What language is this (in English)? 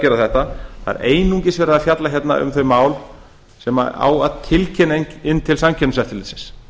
Icelandic